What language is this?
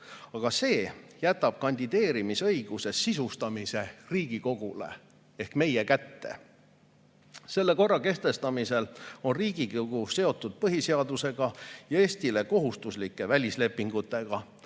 Estonian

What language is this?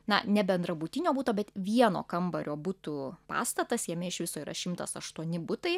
Lithuanian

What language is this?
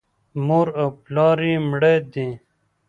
Pashto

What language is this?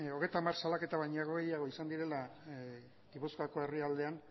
Basque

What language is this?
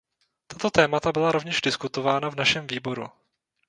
Czech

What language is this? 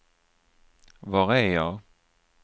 Swedish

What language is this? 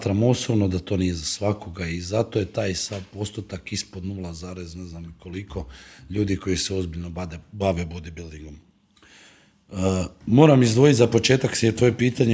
Croatian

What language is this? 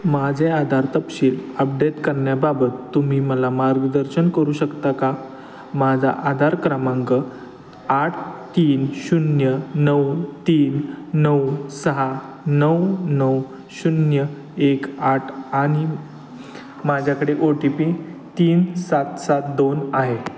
Marathi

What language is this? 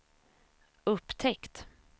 Swedish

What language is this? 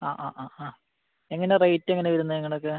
Malayalam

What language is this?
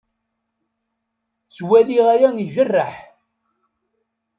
Kabyle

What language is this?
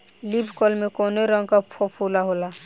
Bhojpuri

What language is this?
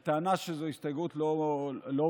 Hebrew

